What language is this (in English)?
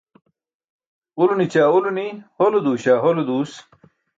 Burushaski